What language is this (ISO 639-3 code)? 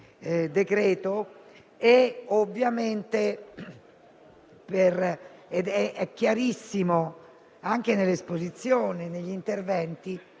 ita